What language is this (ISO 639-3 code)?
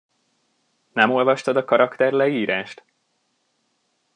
hun